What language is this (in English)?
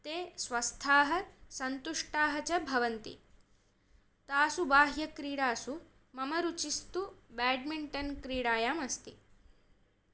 Sanskrit